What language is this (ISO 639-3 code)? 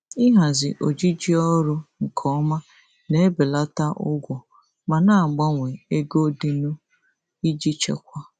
ibo